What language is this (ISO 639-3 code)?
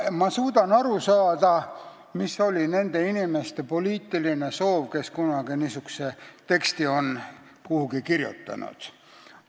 est